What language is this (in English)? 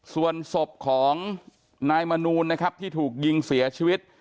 Thai